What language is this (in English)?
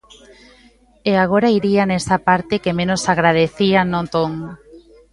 Galician